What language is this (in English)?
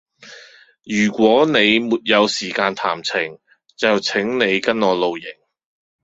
Cantonese